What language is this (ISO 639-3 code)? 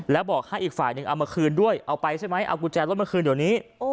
tha